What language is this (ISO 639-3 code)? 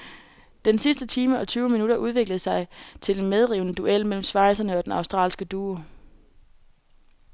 dan